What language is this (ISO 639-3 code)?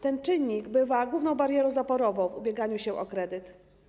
pol